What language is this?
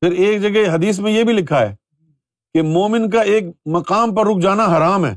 Urdu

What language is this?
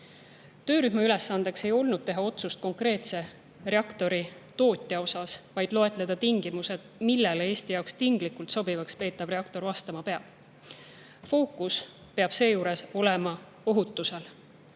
Estonian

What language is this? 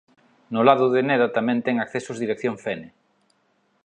Galician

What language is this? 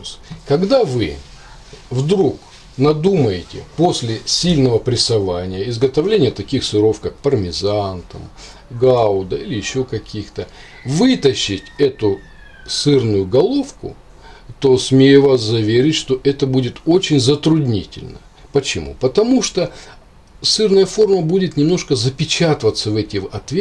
Russian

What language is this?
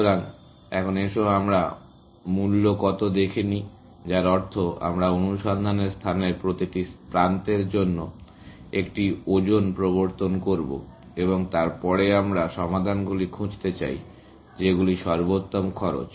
Bangla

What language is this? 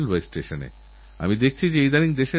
Bangla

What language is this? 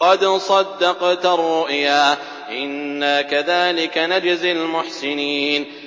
Arabic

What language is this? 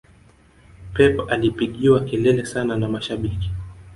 Swahili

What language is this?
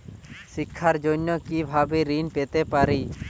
Bangla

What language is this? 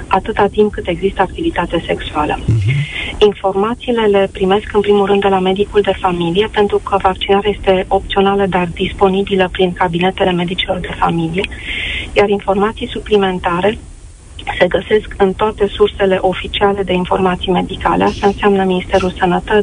Romanian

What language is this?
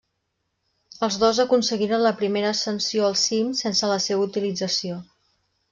Catalan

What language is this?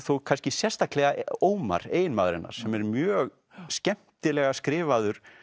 Icelandic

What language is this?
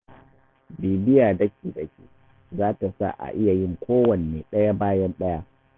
Hausa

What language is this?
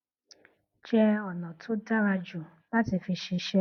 Yoruba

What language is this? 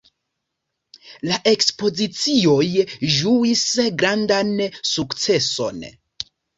Esperanto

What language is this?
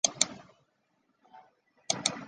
Chinese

